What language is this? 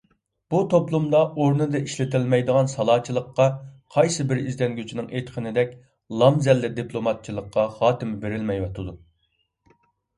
Uyghur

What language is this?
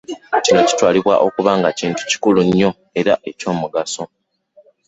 Ganda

